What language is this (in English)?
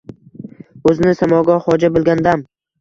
Uzbek